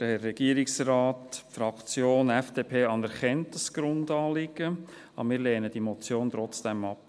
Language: Swiss German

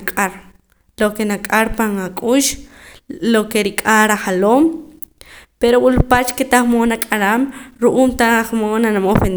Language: Poqomam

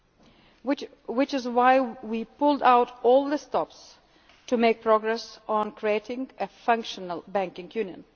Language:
English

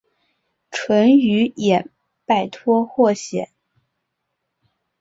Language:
Chinese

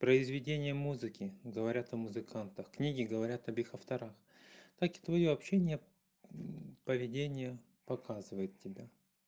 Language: Russian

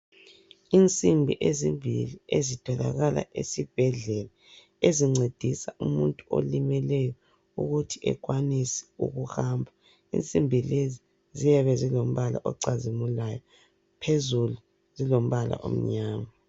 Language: North Ndebele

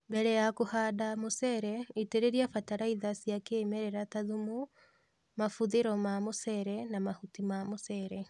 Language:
Kikuyu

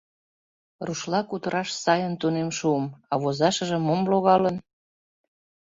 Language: Mari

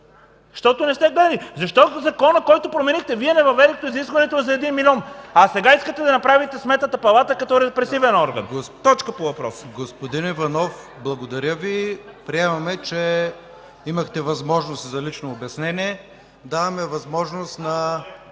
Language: Bulgarian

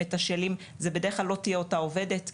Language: Hebrew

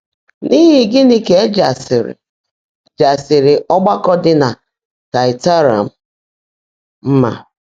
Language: Igbo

